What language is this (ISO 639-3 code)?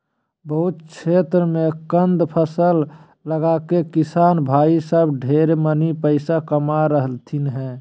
mag